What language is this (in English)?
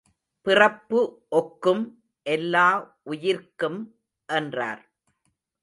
Tamil